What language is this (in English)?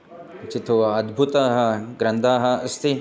Sanskrit